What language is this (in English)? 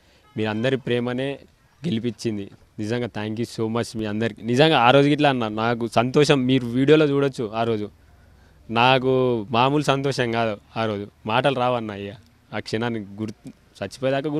Telugu